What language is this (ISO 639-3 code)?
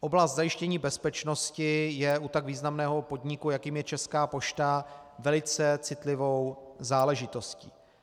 ces